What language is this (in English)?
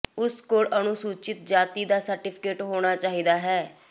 Punjabi